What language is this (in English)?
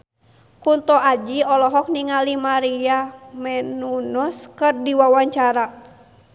Sundanese